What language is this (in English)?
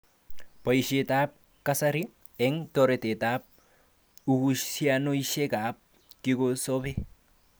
Kalenjin